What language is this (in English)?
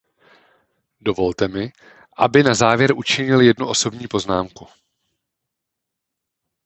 Czech